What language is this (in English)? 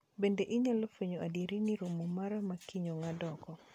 Luo (Kenya and Tanzania)